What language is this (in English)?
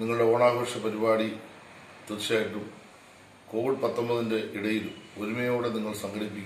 Hindi